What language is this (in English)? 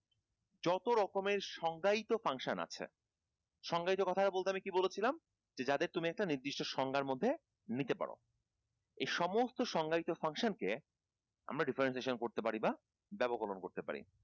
Bangla